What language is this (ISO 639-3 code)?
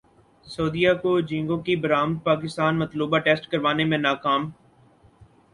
urd